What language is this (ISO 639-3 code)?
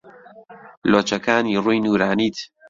ckb